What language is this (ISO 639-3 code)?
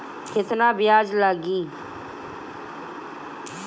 bho